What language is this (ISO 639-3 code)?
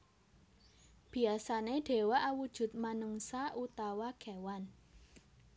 jav